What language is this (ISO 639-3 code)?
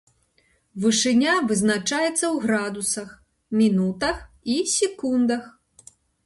bel